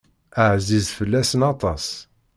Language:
Kabyle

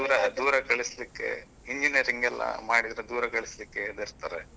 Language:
Kannada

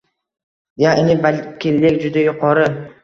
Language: Uzbek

